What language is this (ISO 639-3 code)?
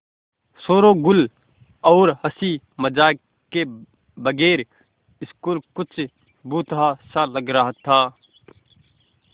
hin